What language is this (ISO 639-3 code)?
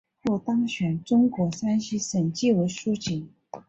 zho